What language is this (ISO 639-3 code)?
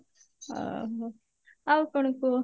ori